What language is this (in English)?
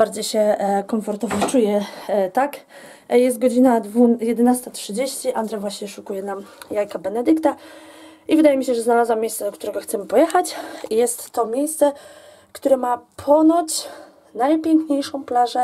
Polish